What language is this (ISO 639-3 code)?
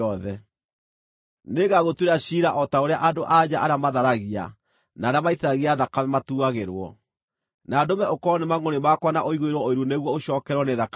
kik